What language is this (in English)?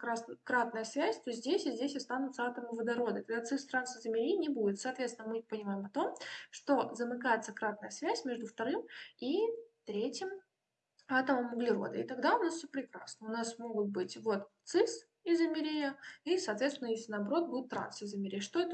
Russian